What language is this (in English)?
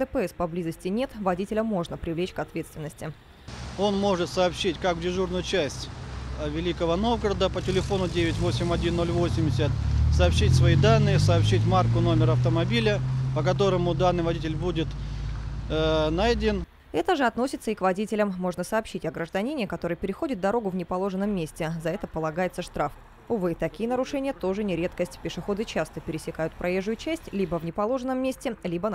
Russian